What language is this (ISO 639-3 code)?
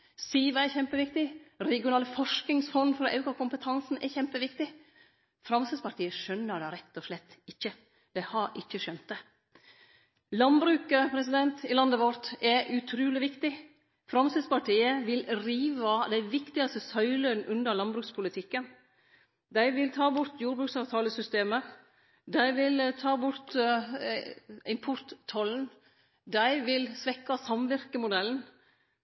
nno